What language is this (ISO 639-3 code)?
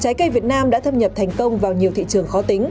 vie